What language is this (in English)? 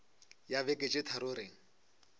Northern Sotho